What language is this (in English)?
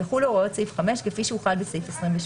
Hebrew